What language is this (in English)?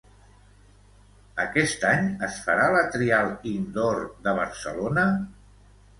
Catalan